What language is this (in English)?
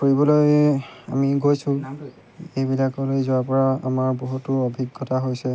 Assamese